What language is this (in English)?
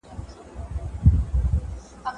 Pashto